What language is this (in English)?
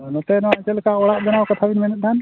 Santali